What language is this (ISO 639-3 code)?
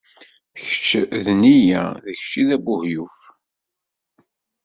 kab